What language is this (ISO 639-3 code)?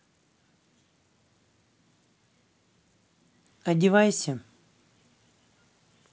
rus